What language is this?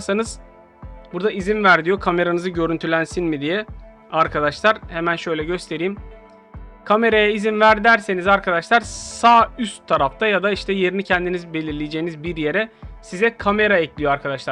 Turkish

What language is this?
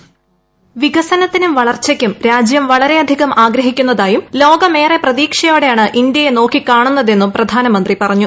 Malayalam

